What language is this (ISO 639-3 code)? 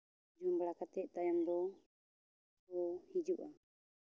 sat